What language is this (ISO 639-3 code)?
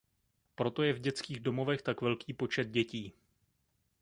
ces